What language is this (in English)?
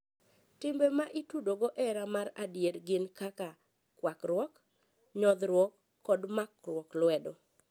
Luo (Kenya and Tanzania)